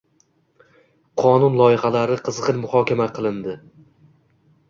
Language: Uzbek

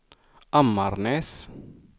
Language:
Swedish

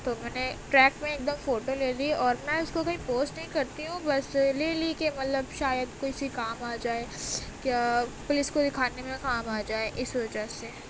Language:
Urdu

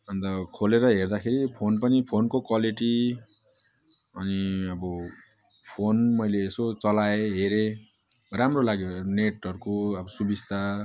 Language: Nepali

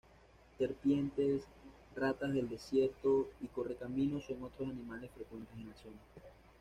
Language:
Spanish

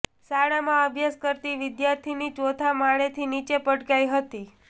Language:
Gujarati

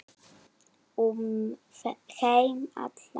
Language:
Icelandic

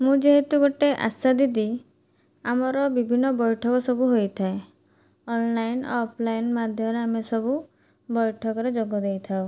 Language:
Odia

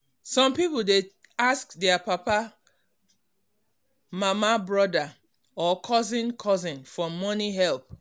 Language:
Nigerian Pidgin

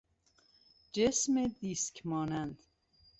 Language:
Persian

